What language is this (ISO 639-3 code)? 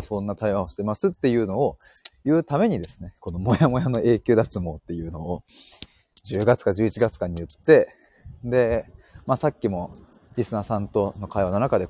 jpn